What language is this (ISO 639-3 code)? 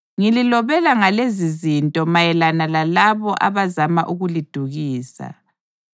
nde